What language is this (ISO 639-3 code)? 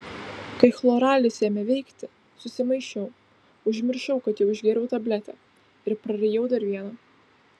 lit